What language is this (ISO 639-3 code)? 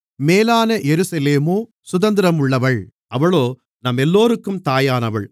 tam